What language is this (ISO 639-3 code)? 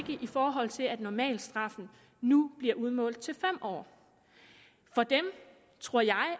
dan